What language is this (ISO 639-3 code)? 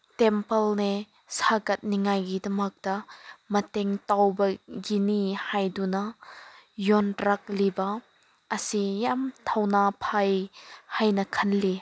mni